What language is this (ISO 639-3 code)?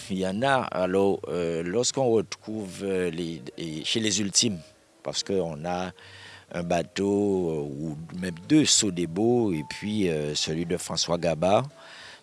fra